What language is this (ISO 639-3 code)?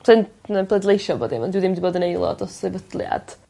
cym